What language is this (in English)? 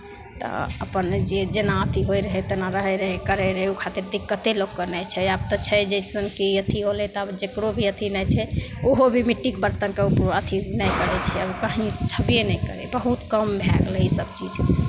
Maithili